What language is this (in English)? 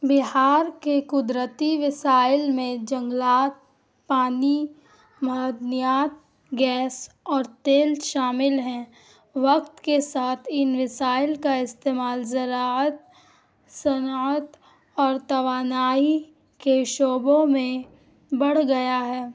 Urdu